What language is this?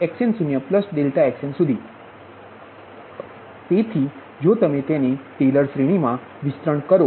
Gujarati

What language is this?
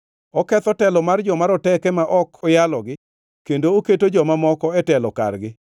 Luo (Kenya and Tanzania)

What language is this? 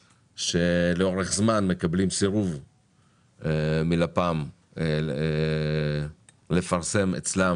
Hebrew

